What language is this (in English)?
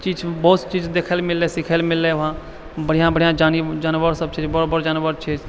Maithili